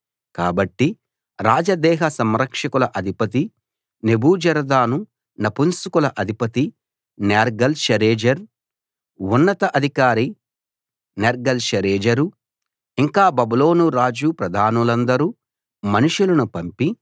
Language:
Telugu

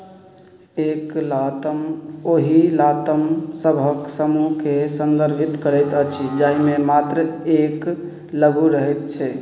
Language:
Maithili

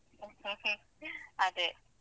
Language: Kannada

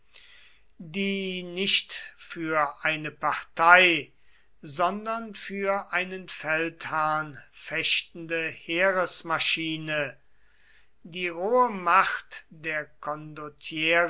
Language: German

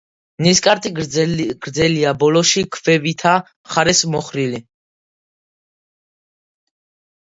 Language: Georgian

